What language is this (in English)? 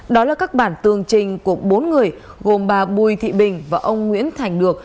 Vietnamese